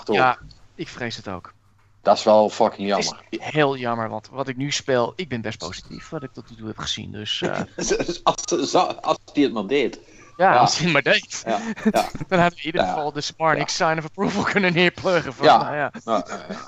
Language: Dutch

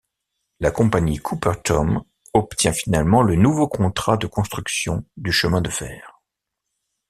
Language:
French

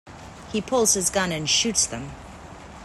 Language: English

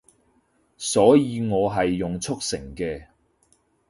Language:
Cantonese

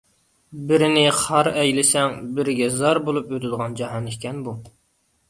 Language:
Uyghur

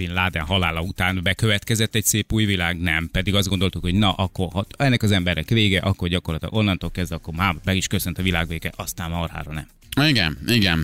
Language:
Hungarian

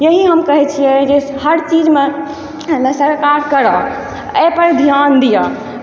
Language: Maithili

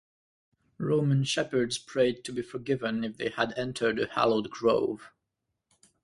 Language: English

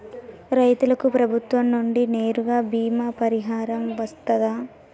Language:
Telugu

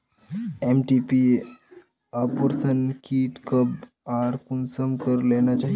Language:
Magahi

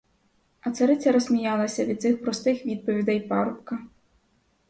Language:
Ukrainian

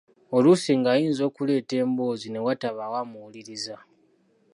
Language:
Ganda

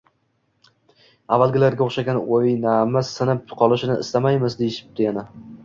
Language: Uzbek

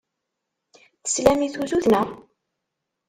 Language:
Kabyle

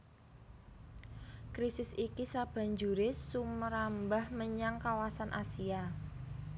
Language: Javanese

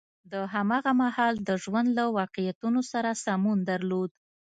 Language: Pashto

